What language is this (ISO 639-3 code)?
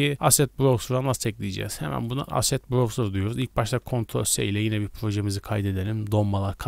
tur